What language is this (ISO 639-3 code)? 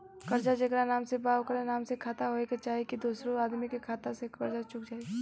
bho